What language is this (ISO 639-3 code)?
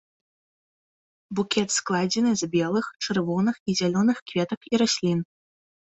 bel